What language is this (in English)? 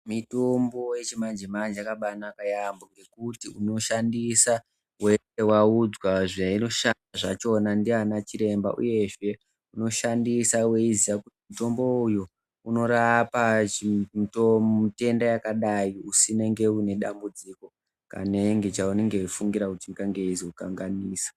Ndau